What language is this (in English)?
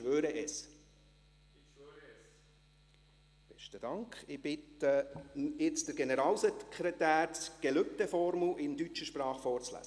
Swiss German